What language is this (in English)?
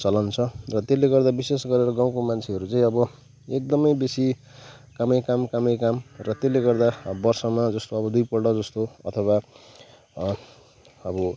Nepali